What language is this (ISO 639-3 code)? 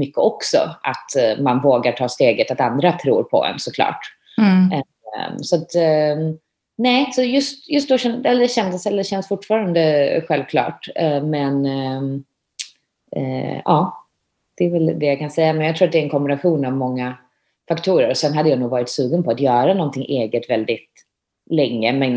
swe